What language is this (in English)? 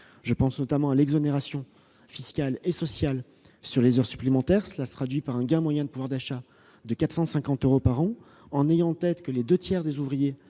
French